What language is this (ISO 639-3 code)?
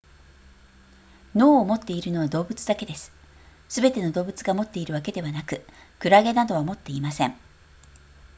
jpn